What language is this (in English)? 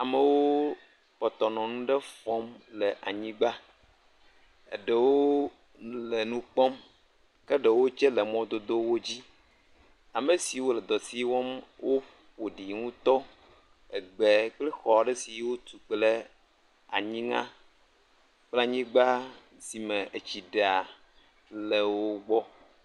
Ewe